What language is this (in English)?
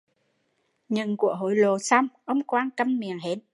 Vietnamese